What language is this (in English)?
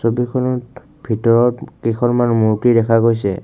Assamese